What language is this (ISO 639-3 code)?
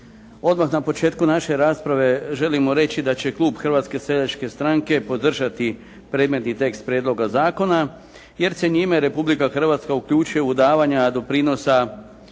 hrv